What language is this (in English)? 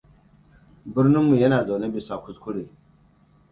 Hausa